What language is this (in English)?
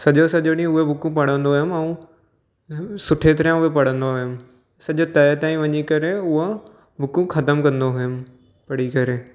Sindhi